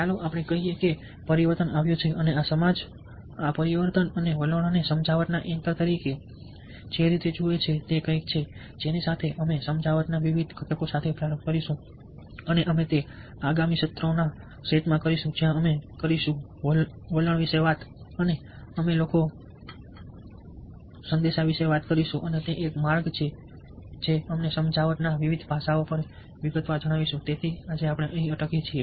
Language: Gujarati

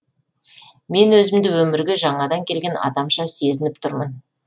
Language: Kazakh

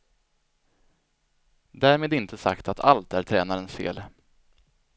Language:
Swedish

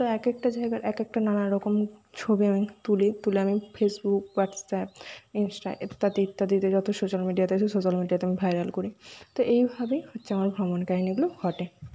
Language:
Bangla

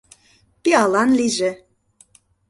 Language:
Mari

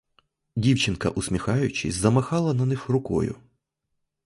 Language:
Ukrainian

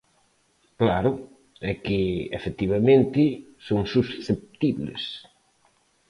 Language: Galician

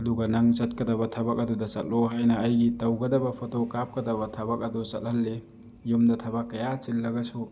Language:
Manipuri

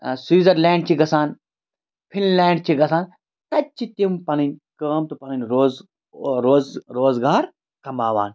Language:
Kashmiri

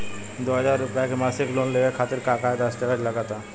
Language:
Bhojpuri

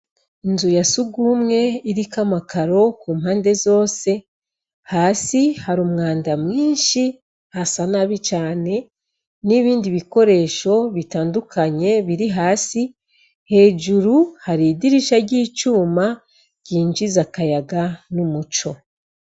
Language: Rundi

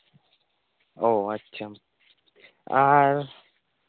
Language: Santali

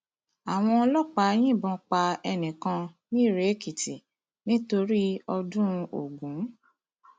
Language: Yoruba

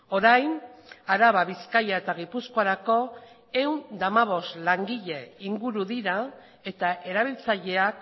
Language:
Basque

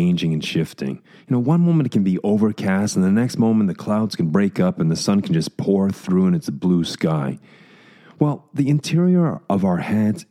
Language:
English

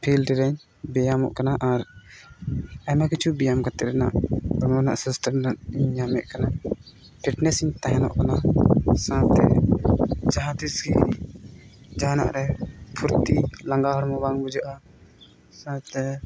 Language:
Santali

